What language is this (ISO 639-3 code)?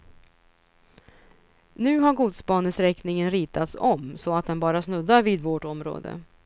swe